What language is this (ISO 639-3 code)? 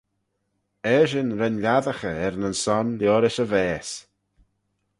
glv